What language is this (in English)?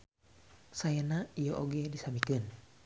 Sundanese